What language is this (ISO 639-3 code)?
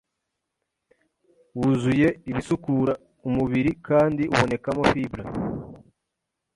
kin